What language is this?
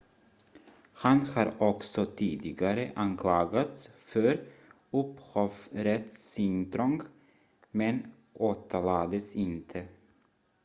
Swedish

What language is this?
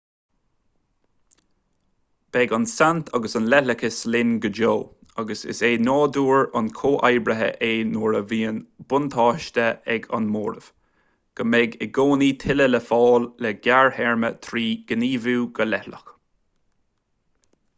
Irish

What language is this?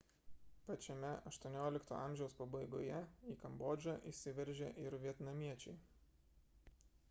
Lithuanian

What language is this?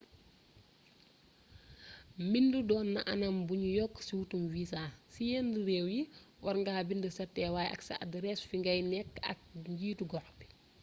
Wolof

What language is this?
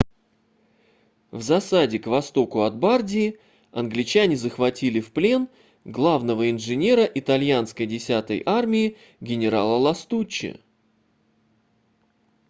Russian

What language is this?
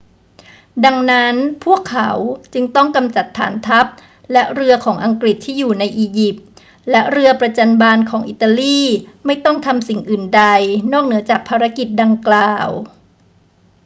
Thai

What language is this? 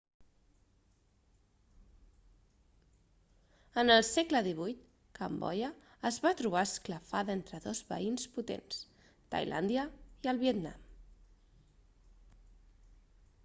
Catalan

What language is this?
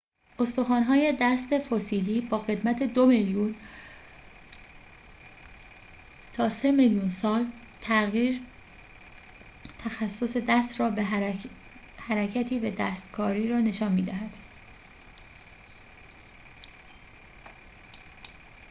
Persian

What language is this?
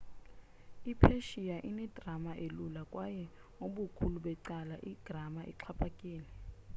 Xhosa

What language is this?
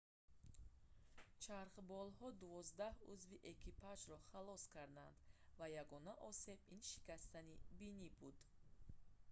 Tajik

